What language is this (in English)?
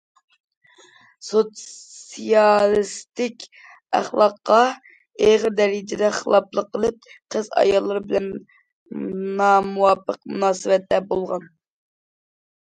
Uyghur